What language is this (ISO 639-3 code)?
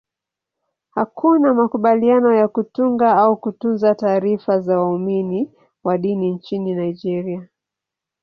swa